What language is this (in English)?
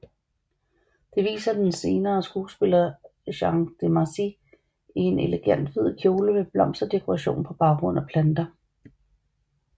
Danish